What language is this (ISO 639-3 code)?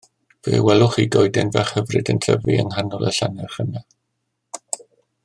cym